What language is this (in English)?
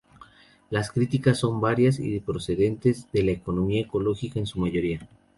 Spanish